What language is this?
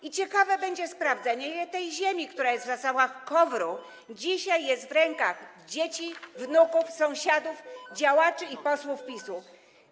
Polish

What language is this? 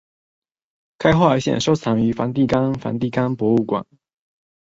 Chinese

